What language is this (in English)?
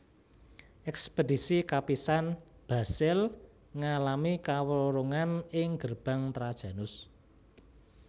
Javanese